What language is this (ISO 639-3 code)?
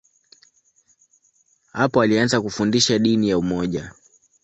swa